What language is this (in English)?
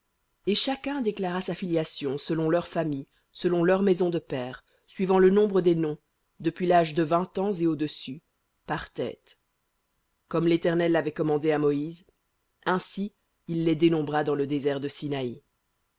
French